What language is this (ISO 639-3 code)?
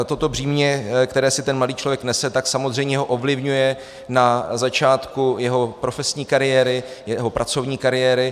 ces